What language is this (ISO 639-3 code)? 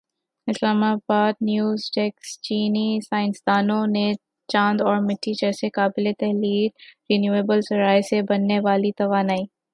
urd